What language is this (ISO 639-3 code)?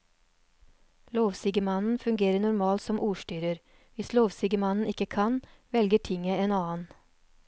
nor